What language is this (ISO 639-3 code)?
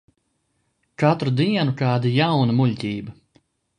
lav